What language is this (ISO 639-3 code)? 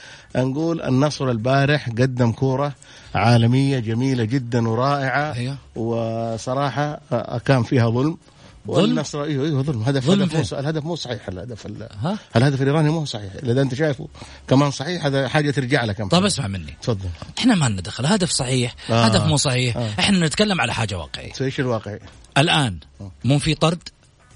ara